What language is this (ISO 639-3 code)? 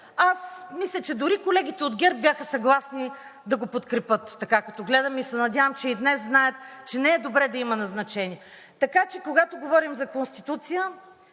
bul